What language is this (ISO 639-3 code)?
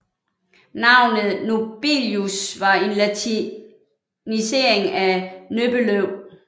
dan